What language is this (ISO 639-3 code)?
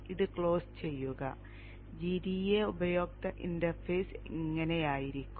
mal